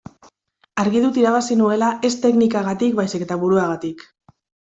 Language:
Basque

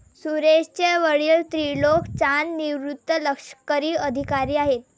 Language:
Marathi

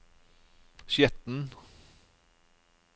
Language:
Norwegian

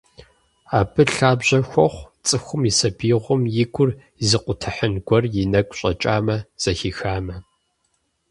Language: Kabardian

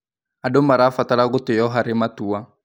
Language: Kikuyu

